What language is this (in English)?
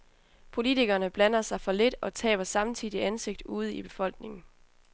Danish